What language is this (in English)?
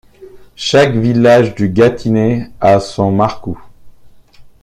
French